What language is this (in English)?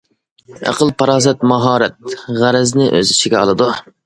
Uyghur